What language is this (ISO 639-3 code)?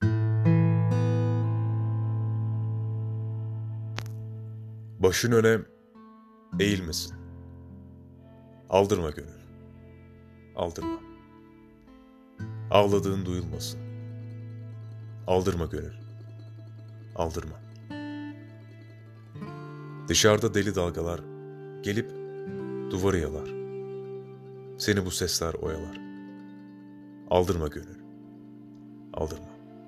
tur